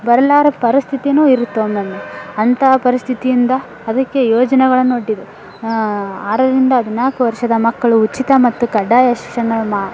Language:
Kannada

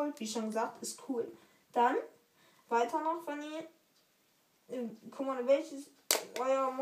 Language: German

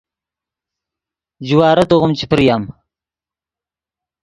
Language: Yidgha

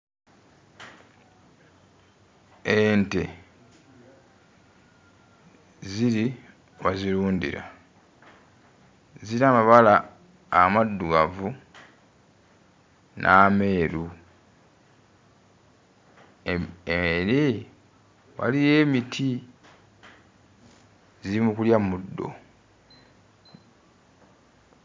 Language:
Ganda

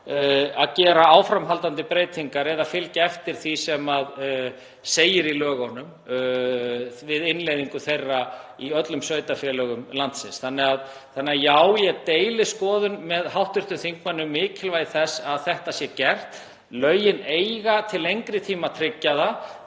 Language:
Icelandic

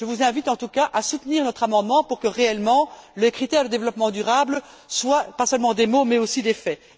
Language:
French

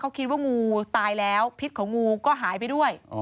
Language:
Thai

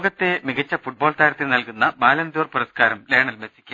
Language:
Malayalam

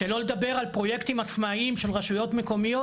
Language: Hebrew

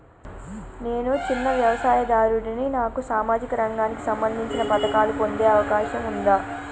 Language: Telugu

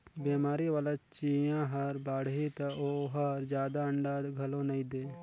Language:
Chhattisgarhi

